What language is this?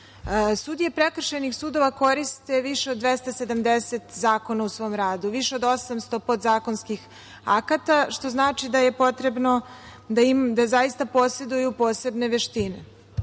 Serbian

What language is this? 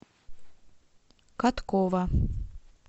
Russian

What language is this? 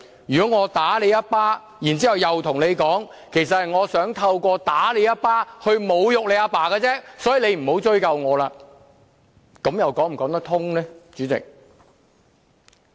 Cantonese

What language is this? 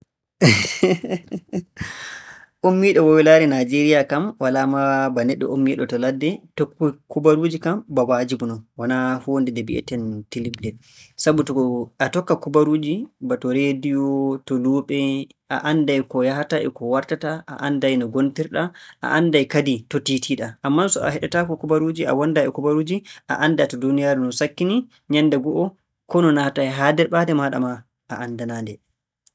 Borgu Fulfulde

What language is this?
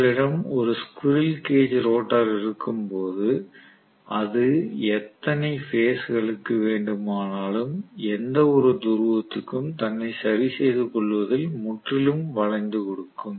Tamil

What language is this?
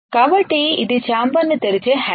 Telugu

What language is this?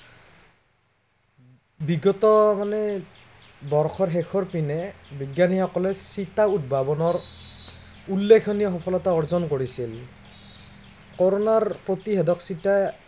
Assamese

